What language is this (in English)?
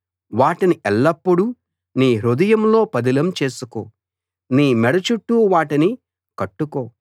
Telugu